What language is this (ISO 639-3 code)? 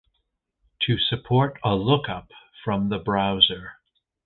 eng